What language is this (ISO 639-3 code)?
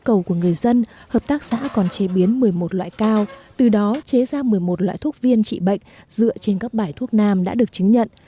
vie